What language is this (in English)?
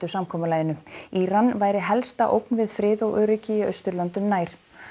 Icelandic